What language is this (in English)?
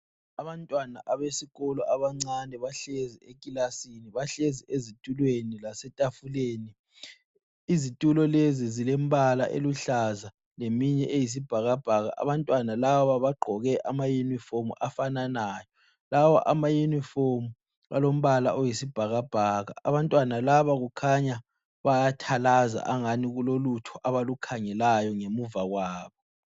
North Ndebele